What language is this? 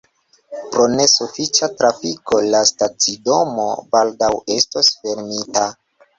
Esperanto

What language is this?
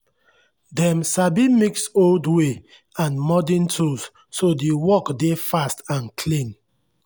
Nigerian Pidgin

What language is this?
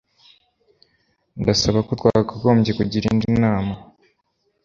Kinyarwanda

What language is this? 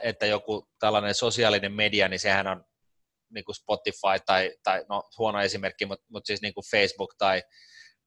Finnish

